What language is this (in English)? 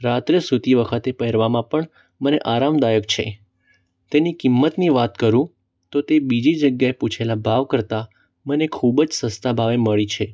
Gujarati